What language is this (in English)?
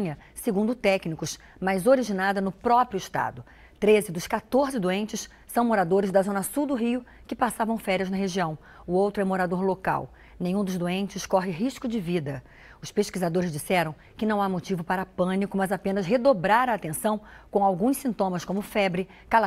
Portuguese